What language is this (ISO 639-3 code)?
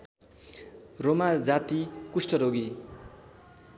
nep